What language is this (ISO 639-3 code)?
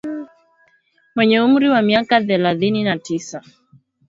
swa